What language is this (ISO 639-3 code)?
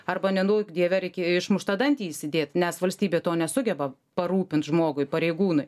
lit